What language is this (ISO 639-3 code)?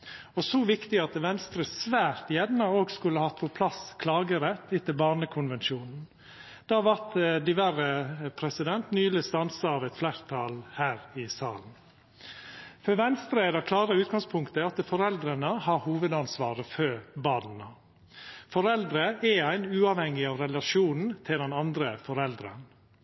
nno